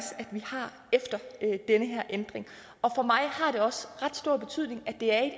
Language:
Danish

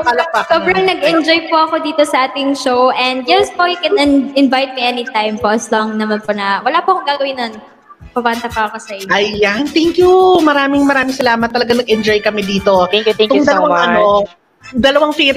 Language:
Filipino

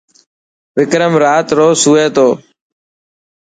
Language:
Dhatki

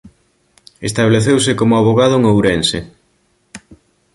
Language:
Galician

